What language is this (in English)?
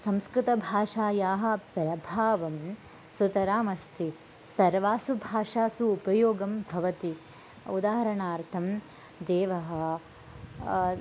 Sanskrit